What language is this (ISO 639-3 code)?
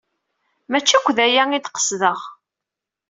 kab